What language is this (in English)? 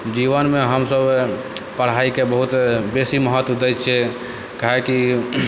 Maithili